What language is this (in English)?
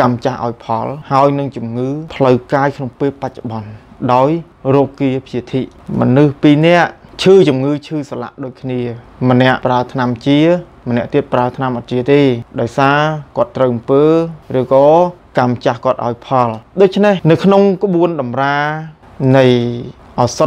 Thai